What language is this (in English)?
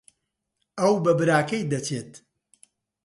Central Kurdish